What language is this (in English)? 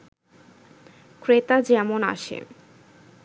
Bangla